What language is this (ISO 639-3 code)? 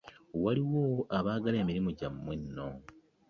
lug